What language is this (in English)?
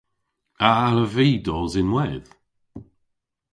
Cornish